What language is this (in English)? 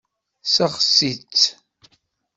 Kabyle